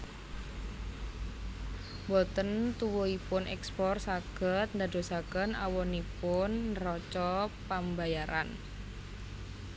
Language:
Javanese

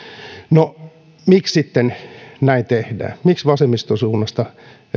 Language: Finnish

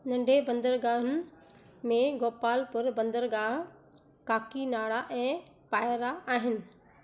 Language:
Sindhi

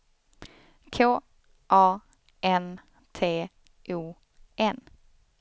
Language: Swedish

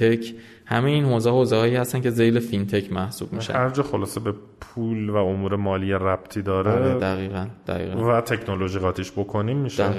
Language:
Persian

